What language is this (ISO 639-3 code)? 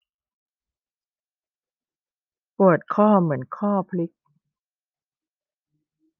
tha